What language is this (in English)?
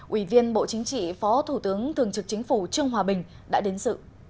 Vietnamese